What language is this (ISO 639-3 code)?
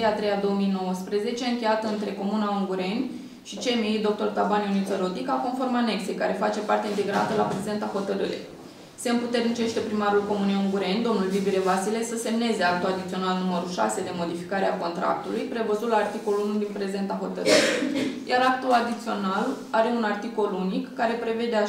ron